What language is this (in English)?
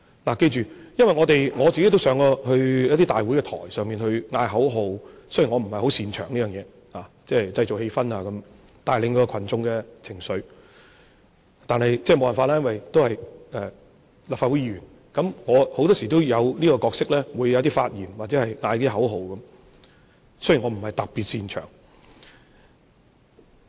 Cantonese